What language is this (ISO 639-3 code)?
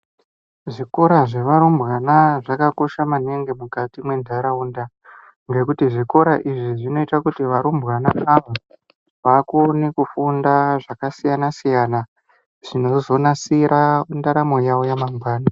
ndc